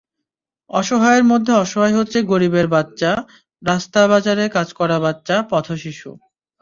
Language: Bangla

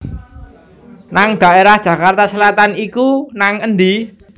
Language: Javanese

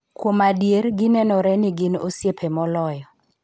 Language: Luo (Kenya and Tanzania)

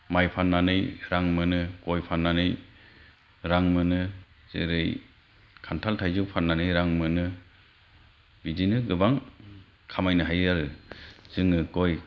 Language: Bodo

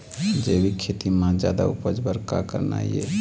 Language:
Chhattisgarhi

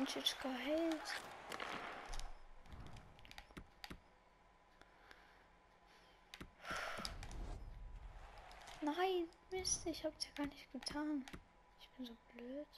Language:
German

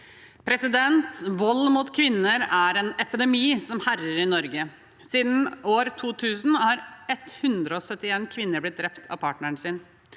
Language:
Norwegian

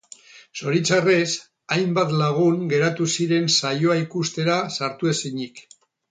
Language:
Basque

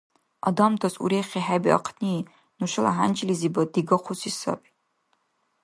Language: Dargwa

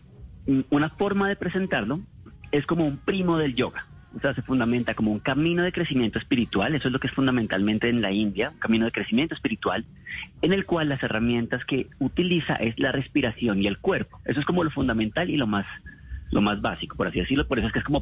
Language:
Spanish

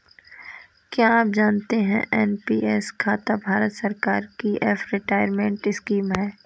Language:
Hindi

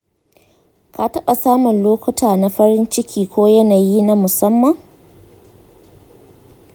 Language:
Hausa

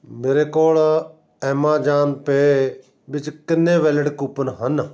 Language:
Punjabi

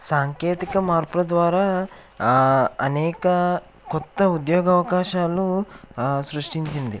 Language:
Telugu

